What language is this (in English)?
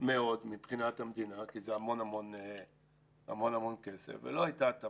Hebrew